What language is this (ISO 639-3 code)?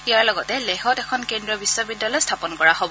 asm